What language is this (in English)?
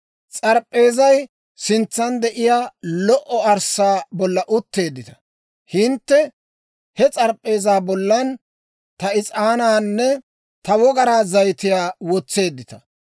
Dawro